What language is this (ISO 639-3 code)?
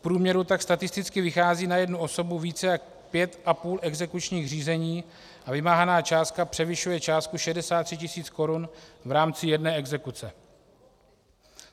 ces